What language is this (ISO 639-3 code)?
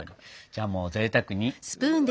jpn